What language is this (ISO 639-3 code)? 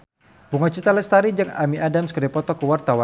sun